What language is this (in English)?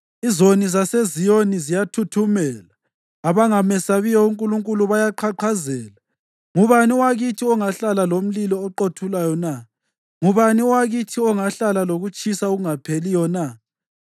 North Ndebele